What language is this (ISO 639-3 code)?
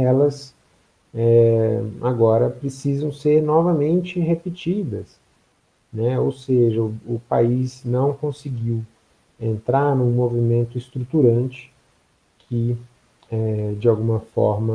por